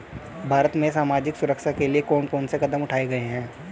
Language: Hindi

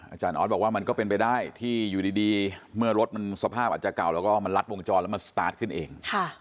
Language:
Thai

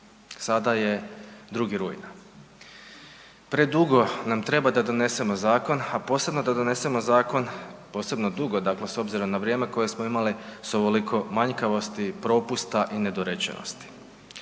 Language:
Croatian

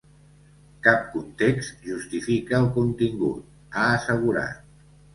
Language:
Catalan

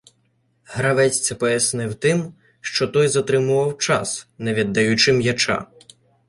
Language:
Ukrainian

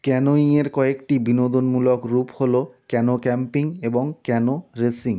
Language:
Bangla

